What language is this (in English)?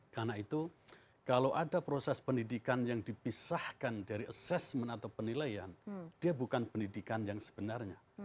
Indonesian